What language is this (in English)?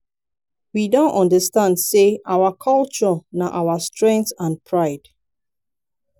Nigerian Pidgin